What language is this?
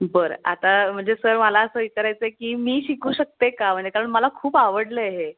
Marathi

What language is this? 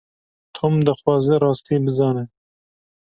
Kurdish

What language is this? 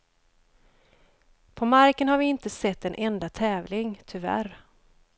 Swedish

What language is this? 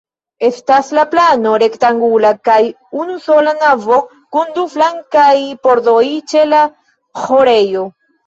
Esperanto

